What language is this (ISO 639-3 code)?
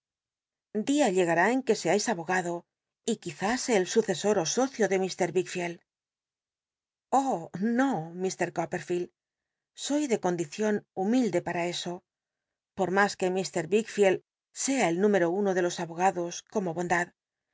spa